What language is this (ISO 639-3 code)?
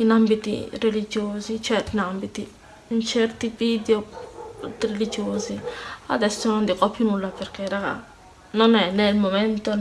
ita